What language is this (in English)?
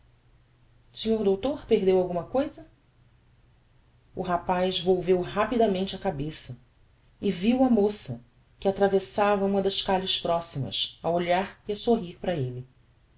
Portuguese